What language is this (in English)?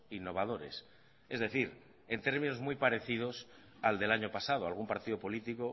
Spanish